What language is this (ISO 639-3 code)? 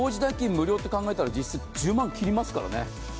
jpn